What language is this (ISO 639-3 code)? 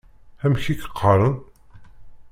kab